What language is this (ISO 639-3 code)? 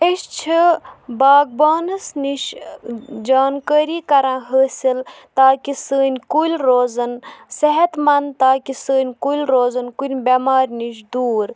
kas